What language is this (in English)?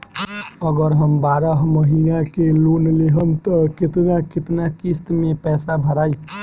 Bhojpuri